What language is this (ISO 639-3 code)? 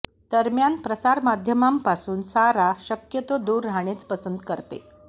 mar